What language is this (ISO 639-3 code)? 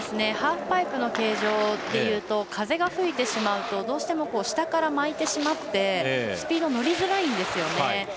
jpn